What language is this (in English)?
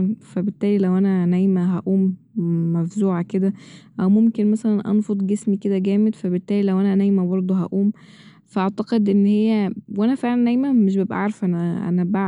Egyptian Arabic